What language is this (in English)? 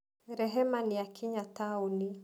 Kikuyu